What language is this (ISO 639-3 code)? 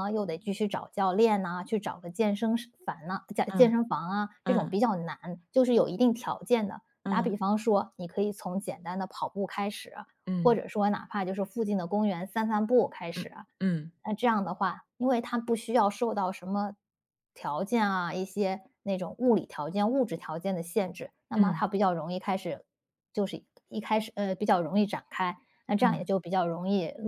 zho